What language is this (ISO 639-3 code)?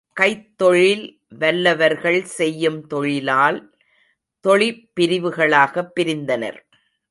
tam